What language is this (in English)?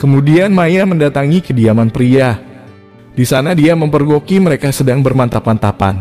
Indonesian